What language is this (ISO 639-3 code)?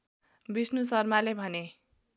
nep